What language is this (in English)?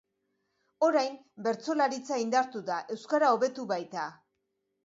Basque